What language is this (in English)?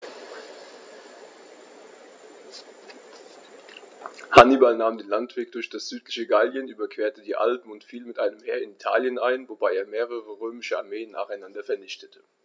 German